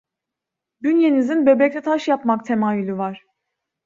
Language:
Turkish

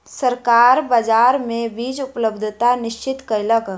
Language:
Maithili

